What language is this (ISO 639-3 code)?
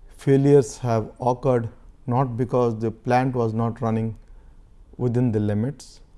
eng